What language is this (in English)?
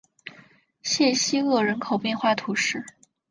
Chinese